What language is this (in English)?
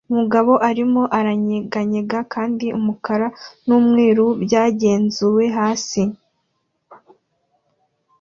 Kinyarwanda